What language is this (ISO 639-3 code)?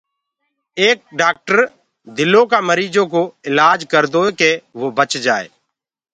ggg